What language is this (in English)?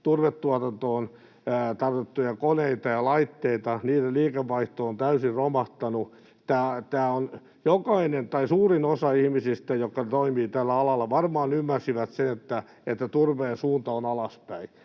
Finnish